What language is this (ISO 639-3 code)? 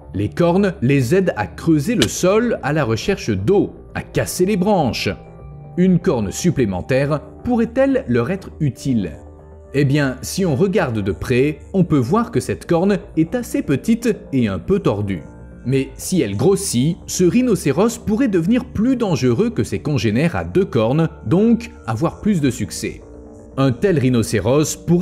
fra